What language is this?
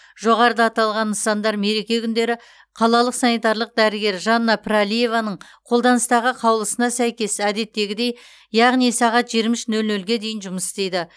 Kazakh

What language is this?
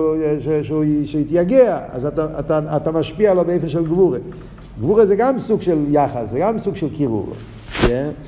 Hebrew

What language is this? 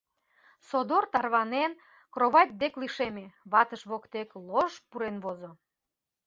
Mari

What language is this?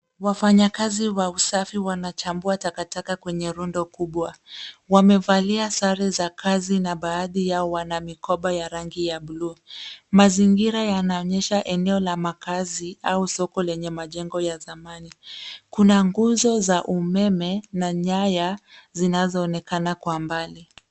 Swahili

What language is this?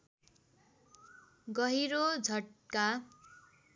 Nepali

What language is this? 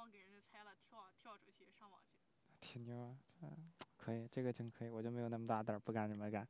Chinese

